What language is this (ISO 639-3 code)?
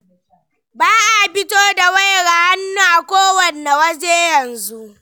hau